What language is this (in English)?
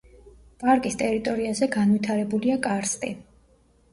Georgian